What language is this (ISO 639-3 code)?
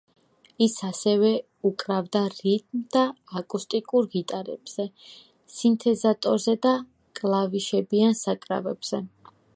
kat